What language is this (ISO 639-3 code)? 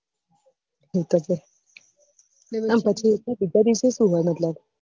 guj